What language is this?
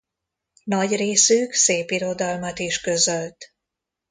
Hungarian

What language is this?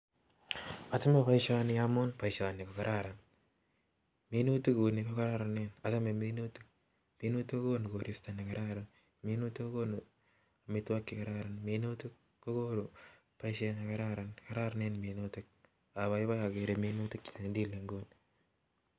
Kalenjin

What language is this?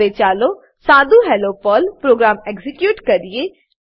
Gujarati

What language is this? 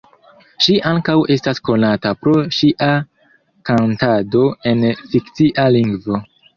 Esperanto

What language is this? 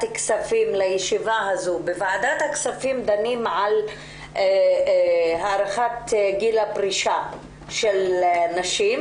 Hebrew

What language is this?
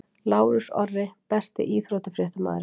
Icelandic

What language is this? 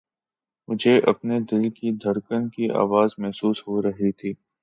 Urdu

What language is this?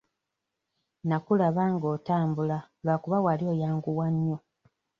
Ganda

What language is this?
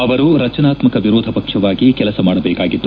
Kannada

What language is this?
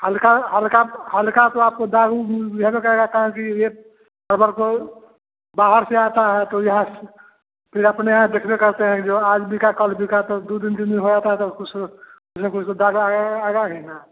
Hindi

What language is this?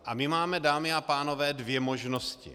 Czech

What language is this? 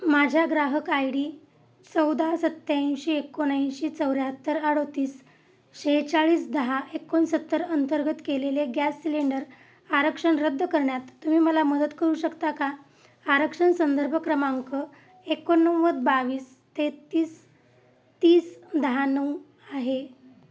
Marathi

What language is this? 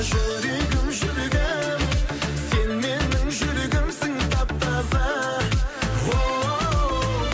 Kazakh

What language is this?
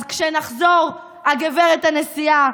Hebrew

